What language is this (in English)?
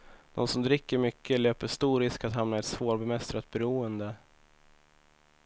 Swedish